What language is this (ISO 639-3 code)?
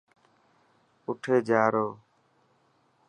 mki